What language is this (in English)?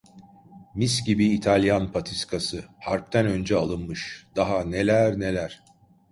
Turkish